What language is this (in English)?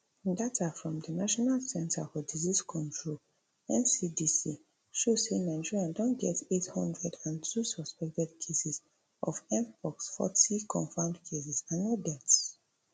Nigerian Pidgin